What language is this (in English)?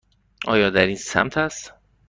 Persian